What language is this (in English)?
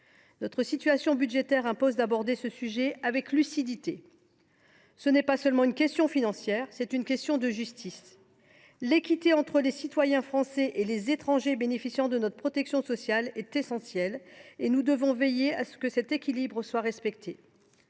French